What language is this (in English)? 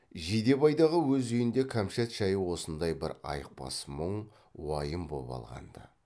Kazakh